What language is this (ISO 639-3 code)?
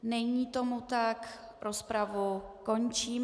ces